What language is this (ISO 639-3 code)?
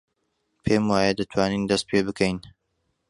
ckb